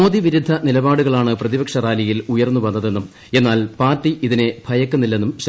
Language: Malayalam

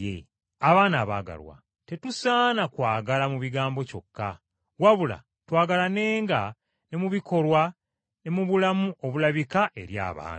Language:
Ganda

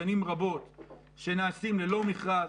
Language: Hebrew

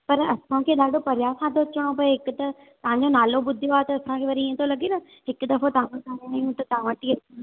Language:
Sindhi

